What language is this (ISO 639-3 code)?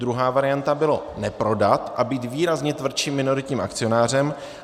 ces